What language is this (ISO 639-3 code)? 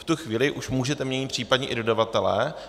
ces